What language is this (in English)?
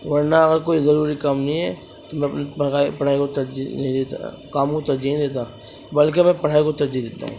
Urdu